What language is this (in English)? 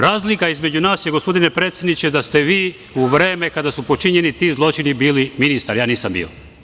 Serbian